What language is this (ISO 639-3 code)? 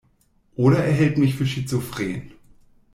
deu